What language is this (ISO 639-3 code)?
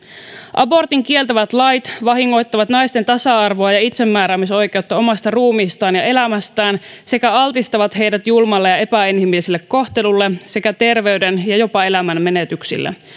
fin